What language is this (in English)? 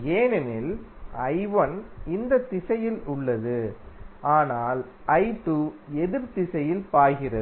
Tamil